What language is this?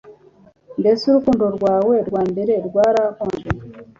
Kinyarwanda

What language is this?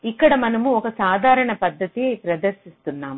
Telugu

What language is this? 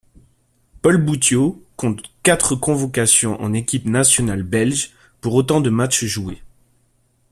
French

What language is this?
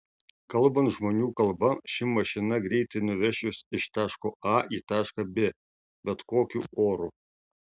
Lithuanian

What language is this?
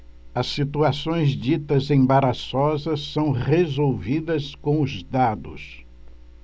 Portuguese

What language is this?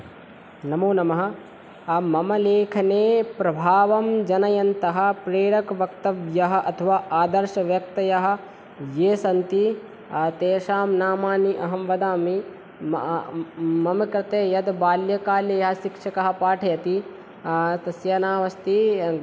Sanskrit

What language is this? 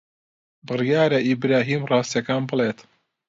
Central Kurdish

